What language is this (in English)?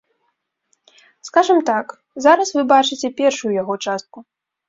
Belarusian